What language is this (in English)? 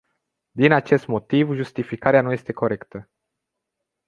Romanian